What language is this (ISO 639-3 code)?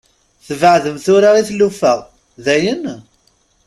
kab